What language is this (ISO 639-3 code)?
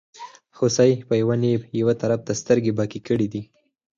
pus